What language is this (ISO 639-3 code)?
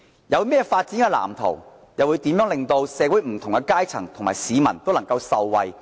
yue